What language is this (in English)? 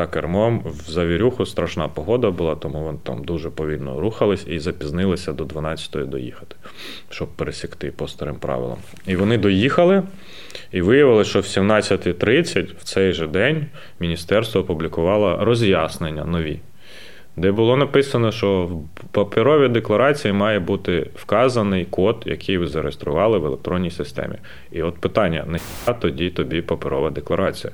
Ukrainian